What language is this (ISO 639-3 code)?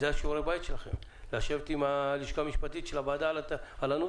heb